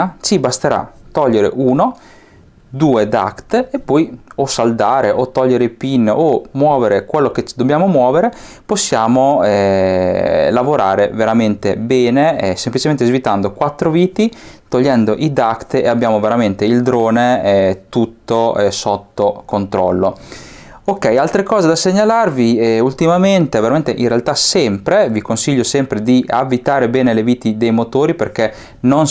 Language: Italian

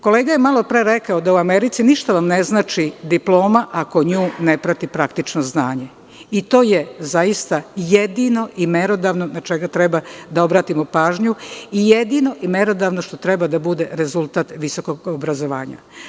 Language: Serbian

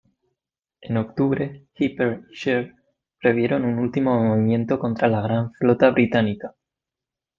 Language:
Spanish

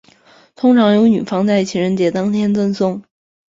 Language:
Chinese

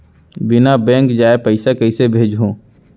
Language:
Chhattisgarhi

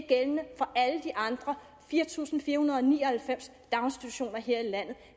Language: Danish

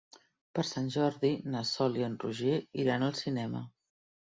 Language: Catalan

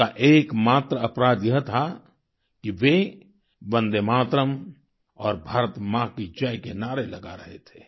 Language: Hindi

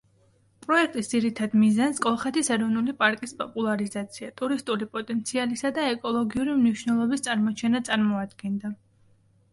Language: Georgian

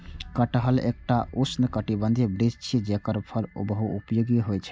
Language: Maithili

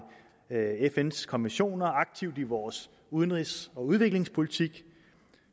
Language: Danish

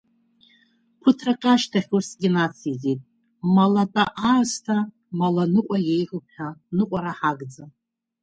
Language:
Abkhazian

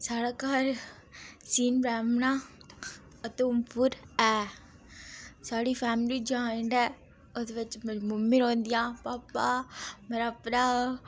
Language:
Dogri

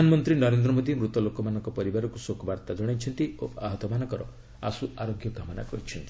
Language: Odia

